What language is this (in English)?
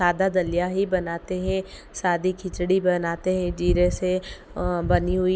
Hindi